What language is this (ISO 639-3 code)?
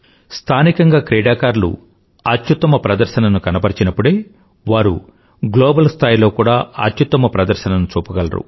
tel